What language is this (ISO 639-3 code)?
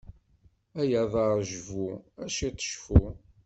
kab